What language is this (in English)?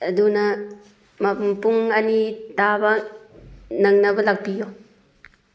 Manipuri